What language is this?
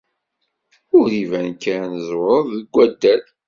Kabyle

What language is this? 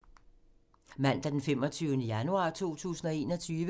Danish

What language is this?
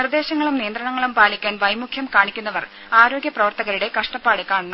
Malayalam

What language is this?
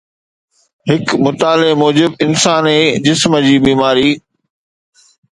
Sindhi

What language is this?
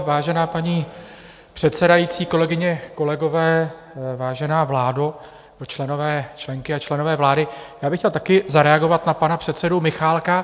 Czech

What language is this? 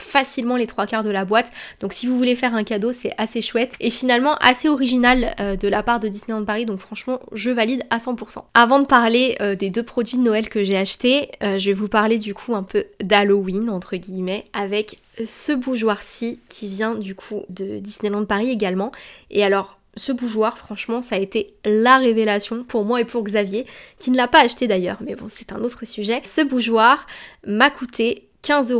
French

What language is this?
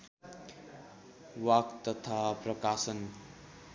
Nepali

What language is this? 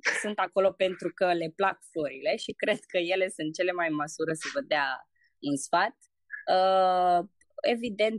Romanian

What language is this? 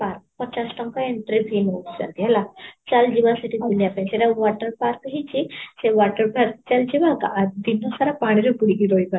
Odia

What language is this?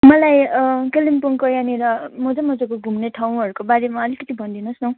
Nepali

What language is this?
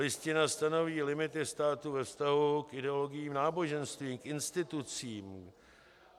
Czech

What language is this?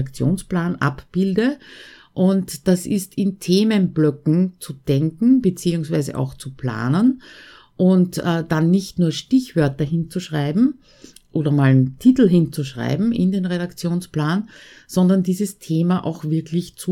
German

